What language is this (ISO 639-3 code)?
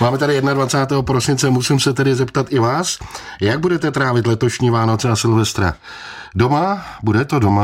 ces